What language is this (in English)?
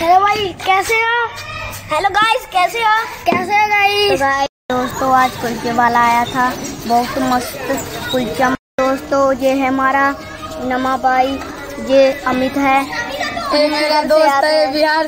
Hindi